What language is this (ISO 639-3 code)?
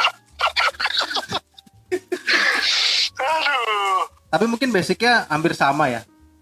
ind